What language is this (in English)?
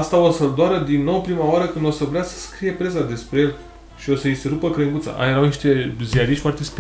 Romanian